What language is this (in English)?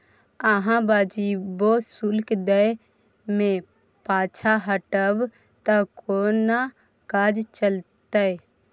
Maithili